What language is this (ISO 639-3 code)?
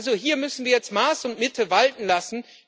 deu